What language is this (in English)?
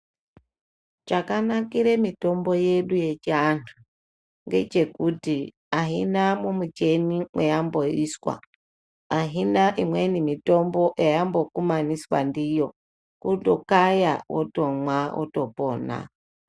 Ndau